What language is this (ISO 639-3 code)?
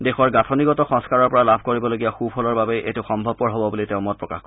asm